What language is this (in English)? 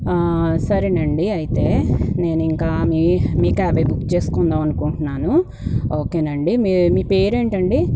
Telugu